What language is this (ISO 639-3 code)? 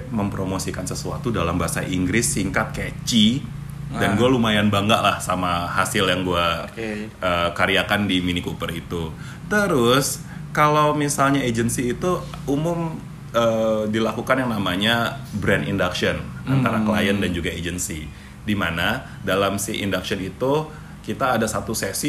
ind